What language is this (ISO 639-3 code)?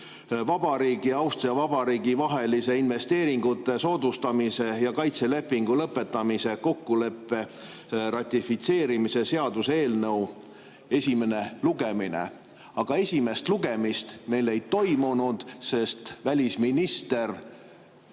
est